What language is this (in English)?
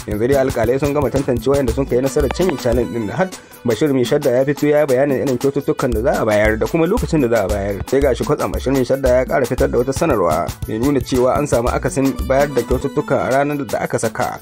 Arabic